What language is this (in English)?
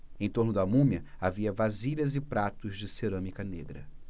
Portuguese